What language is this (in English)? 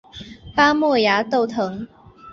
Chinese